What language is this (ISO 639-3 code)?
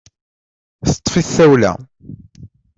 kab